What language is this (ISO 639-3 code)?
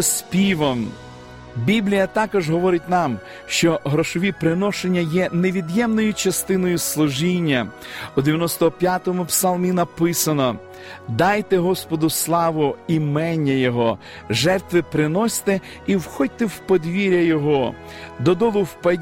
ukr